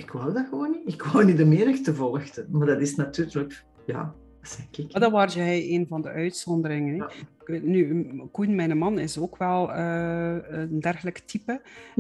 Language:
Dutch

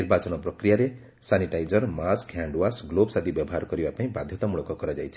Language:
Odia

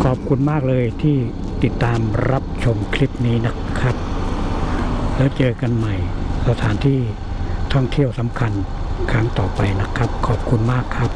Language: Thai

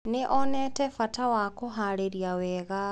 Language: Kikuyu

